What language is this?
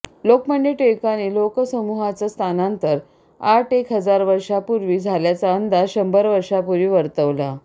Marathi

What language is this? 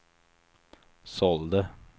Swedish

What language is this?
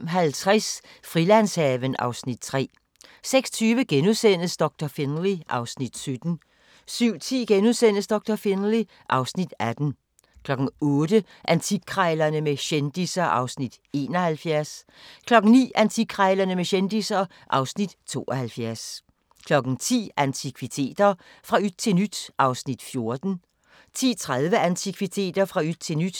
Danish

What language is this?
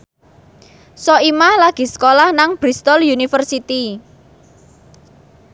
Javanese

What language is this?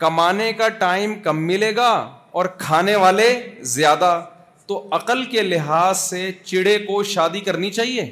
Urdu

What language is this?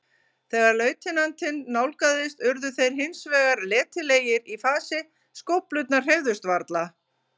Icelandic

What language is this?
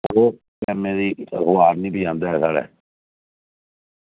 Dogri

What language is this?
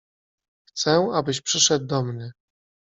Polish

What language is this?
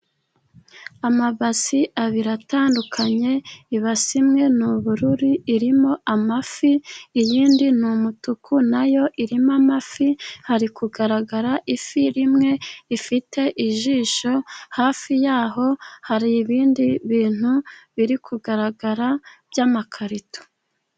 Kinyarwanda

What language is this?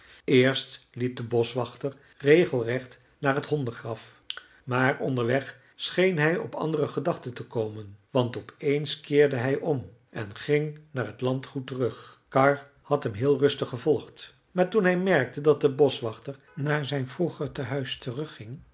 Dutch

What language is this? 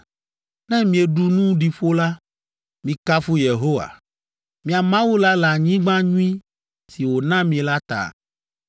Ewe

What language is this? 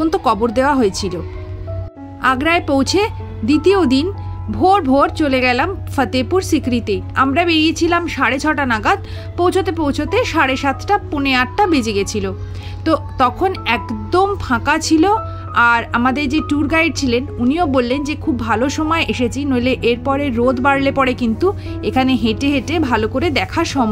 Bangla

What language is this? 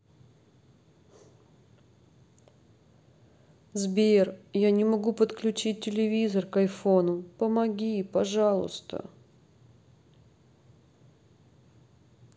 Russian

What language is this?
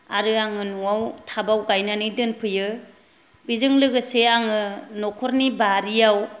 Bodo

